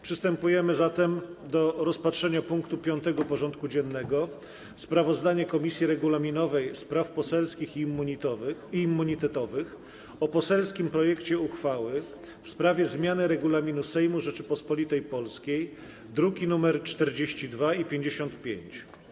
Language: Polish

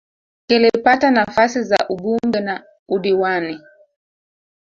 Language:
Swahili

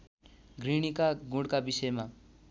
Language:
Nepali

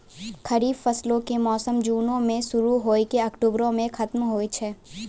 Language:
Maithili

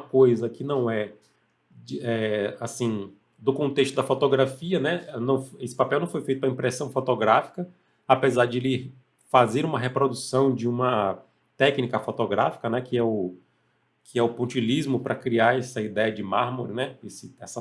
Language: Portuguese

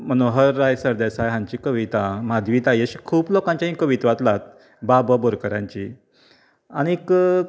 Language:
Konkani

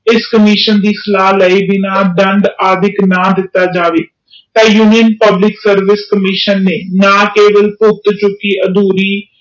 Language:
Punjabi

